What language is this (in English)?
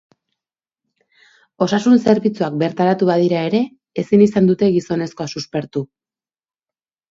Basque